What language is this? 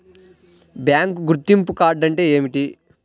Telugu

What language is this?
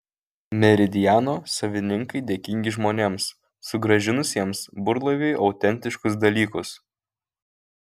Lithuanian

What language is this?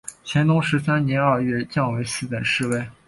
Chinese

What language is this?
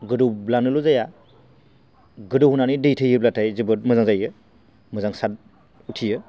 Bodo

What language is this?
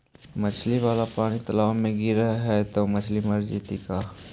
Magahi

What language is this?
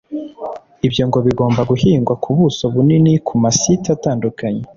Kinyarwanda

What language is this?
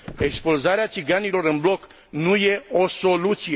Romanian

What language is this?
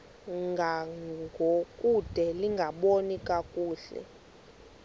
Xhosa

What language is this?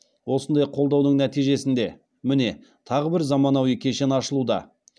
Kazakh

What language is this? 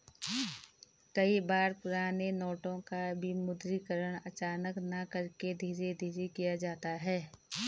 Hindi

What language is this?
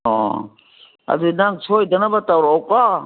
Manipuri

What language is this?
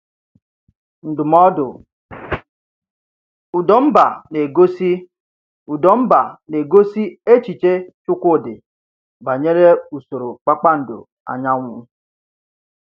Igbo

